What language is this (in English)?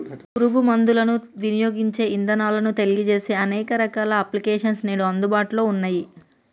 Telugu